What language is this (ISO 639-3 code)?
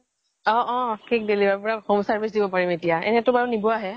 asm